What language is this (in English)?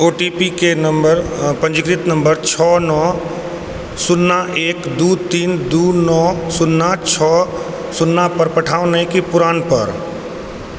Maithili